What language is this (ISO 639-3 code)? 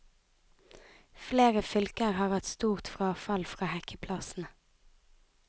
nor